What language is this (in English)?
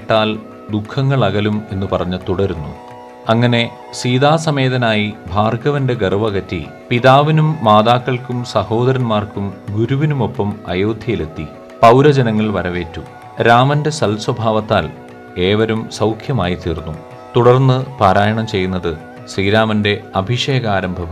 Malayalam